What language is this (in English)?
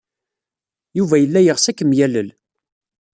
Kabyle